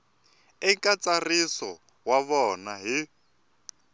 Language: Tsonga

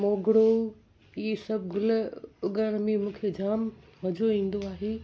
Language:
Sindhi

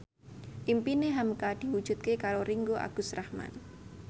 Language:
Javanese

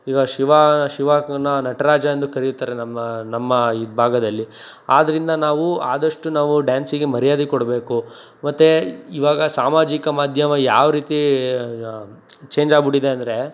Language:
Kannada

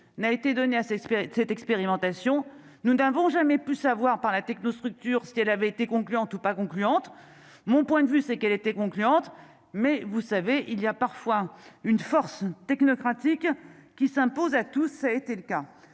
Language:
French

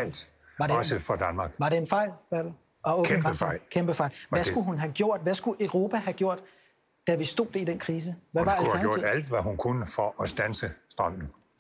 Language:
Danish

